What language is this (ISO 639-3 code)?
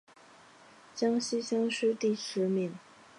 zho